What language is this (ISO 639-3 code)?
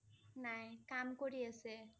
asm